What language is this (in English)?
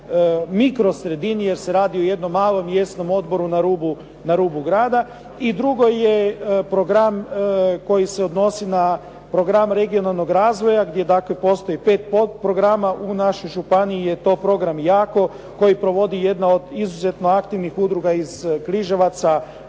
Croatian